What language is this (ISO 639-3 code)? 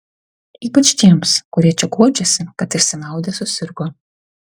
lit